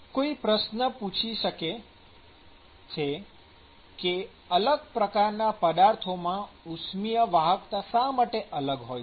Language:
Gujarati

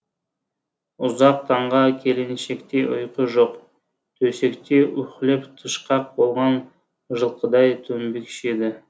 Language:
Kazakh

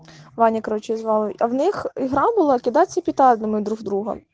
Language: Russian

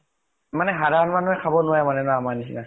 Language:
Assamese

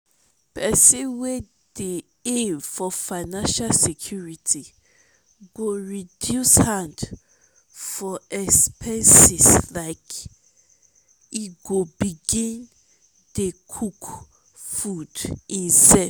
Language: Nigerian Pidgin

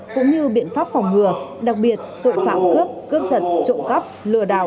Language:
Vietnamese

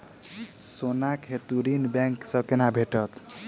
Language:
Maithili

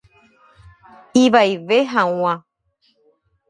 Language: Guarani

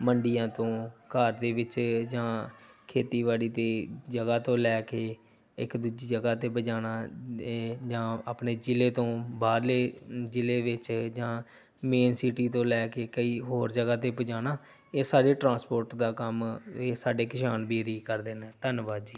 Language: Punjabi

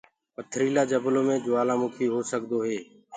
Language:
Gurgula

